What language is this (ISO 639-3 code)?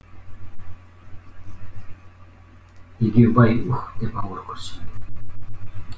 kaz